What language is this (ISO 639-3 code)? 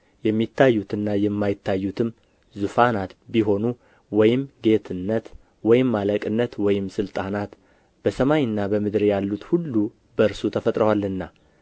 amh